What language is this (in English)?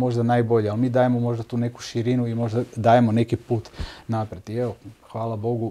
Croatian